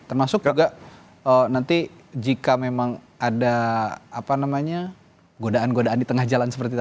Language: Indonesian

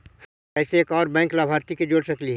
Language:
Magahi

